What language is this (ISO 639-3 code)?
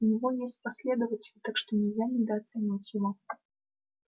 rus